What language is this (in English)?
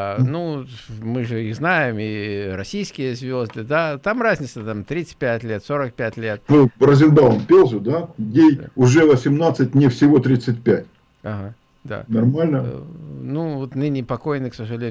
Russian